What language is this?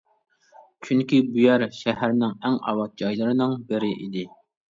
Uyghur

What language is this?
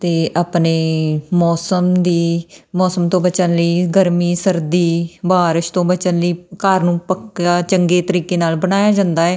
Punjabi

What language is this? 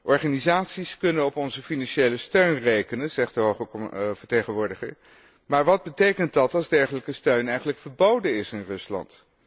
Dutch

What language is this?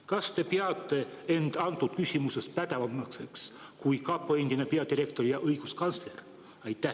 Estonian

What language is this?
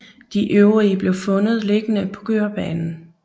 Danish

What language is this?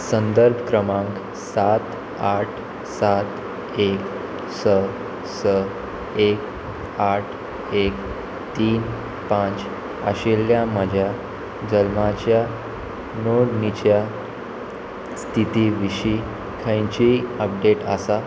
Konkani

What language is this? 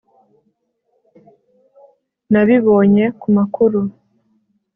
Kinyarwanda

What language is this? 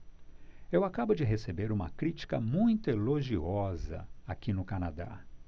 Portuguese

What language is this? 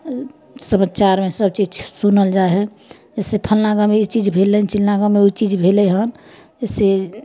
Maithili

